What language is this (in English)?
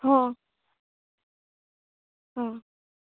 Gujarati